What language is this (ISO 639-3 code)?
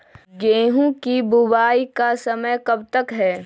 mag